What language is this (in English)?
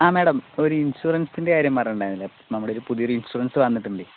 Malayalam